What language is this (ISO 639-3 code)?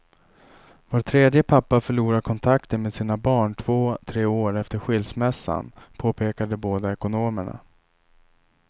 swe